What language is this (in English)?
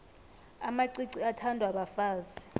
South Ndebele